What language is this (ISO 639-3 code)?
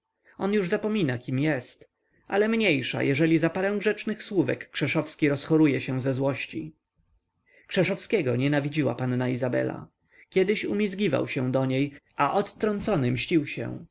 pol